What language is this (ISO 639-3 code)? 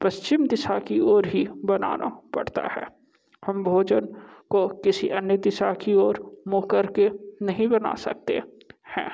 hin